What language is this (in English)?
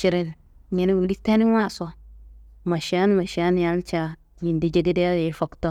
Kanembu